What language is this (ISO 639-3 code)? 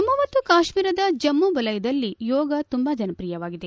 kan